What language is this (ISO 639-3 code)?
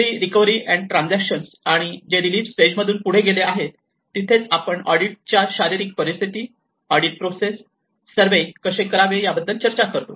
mar